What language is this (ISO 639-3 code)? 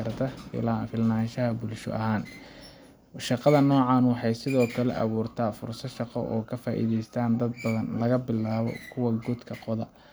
som